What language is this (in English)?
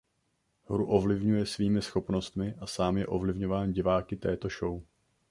Czech